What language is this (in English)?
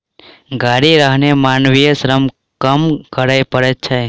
Maithili